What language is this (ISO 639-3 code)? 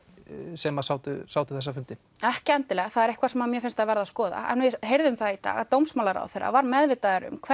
isl